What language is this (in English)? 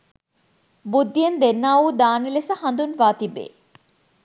Sinhala